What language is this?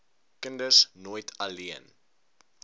Afrikaans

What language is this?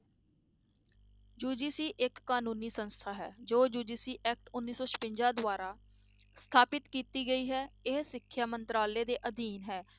Punjabi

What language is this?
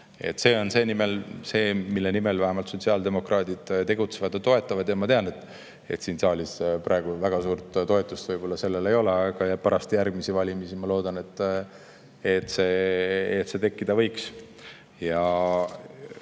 Estonian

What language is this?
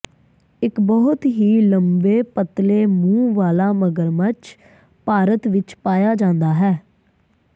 Punjabi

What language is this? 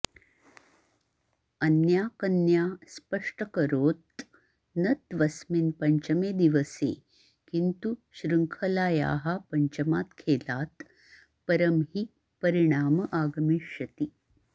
Sanskrit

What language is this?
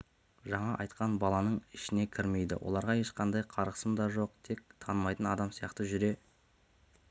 Kazakh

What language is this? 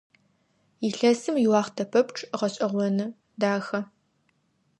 Adyghe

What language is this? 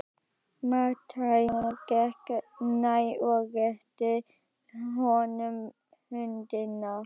Icelandic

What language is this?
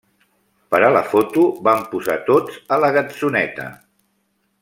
Catalan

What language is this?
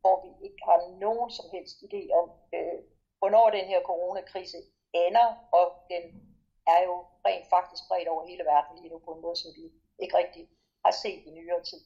Danish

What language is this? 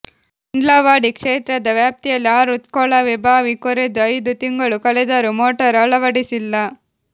Kannada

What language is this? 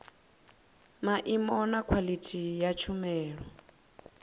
Venda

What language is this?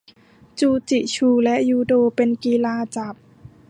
Thai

